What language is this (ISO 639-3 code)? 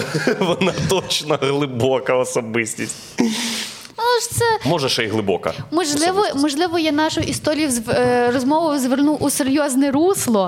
ukr